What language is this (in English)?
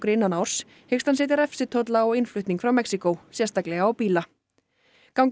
Icelandic